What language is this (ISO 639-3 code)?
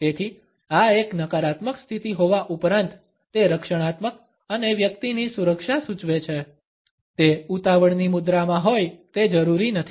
guj